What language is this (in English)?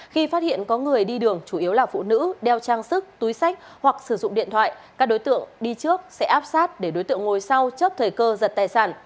Vietnamese